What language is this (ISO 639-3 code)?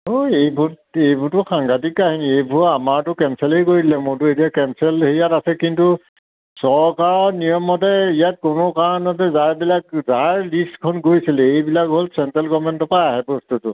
asm